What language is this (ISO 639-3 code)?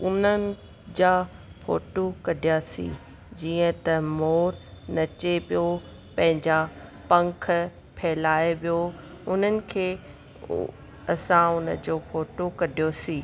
snd